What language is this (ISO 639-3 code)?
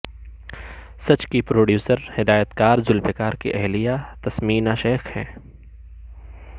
urd